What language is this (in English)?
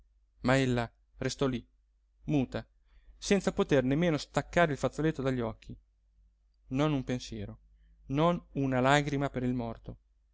Italian